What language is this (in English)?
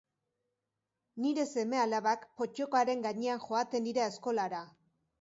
Basque